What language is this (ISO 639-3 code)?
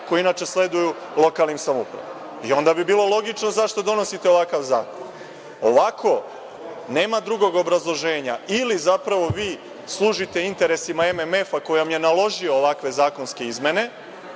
srp